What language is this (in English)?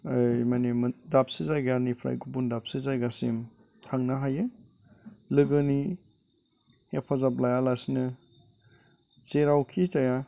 Bodo